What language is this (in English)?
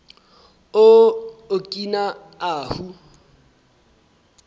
Southern Sotho